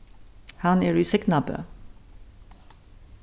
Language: Faroese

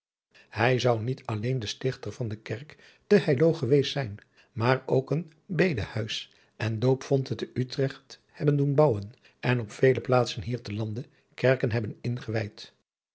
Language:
Dutch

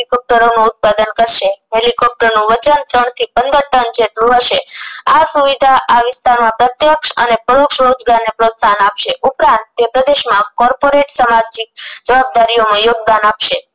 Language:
Gujarati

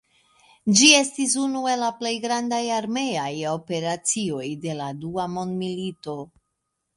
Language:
Esperanto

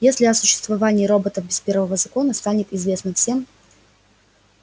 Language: Russian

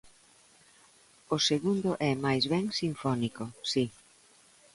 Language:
Galician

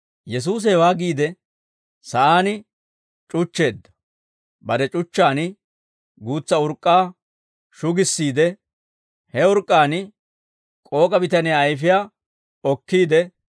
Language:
Dawro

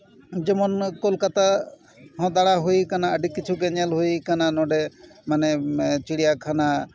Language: Santali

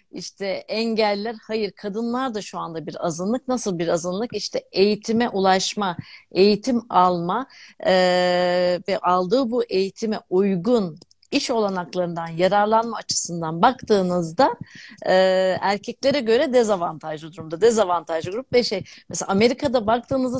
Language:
Turkish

